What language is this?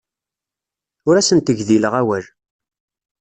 Kabyle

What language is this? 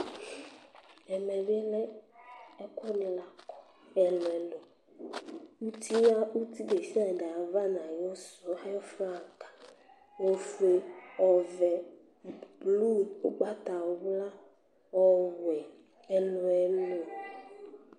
Ikposo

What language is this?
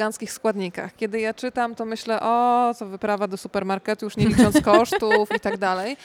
Polish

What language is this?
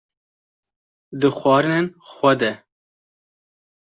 Kurdish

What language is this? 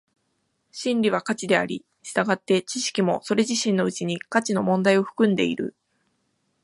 Japanese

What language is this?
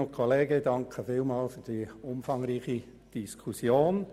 Swiss German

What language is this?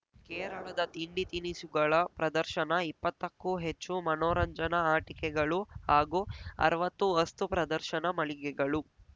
Kannada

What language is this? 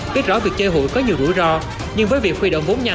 Vietnamese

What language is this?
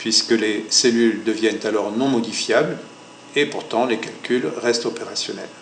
French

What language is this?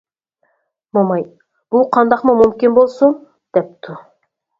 Uyghur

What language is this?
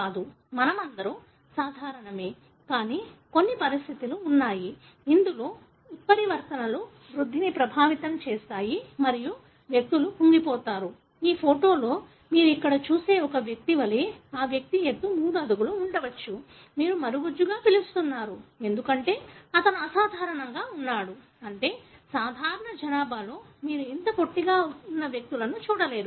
Telugu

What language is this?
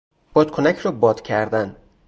Persian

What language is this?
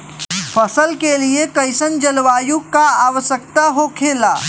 Bhojpuri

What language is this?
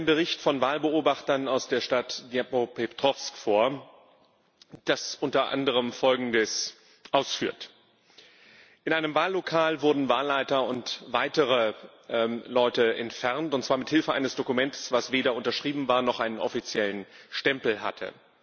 German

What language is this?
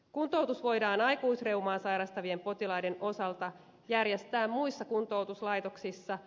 Finnish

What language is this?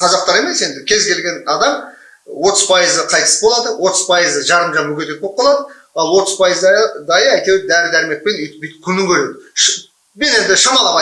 Kazakh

